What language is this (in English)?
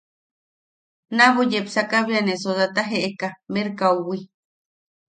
Yaqui